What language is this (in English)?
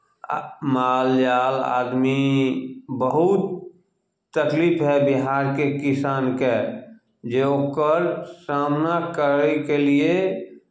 Maithili